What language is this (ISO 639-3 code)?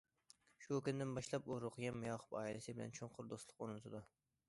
uig